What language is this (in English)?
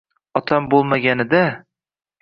Uzbek